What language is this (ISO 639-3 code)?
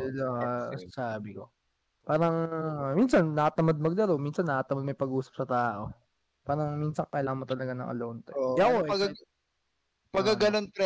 fil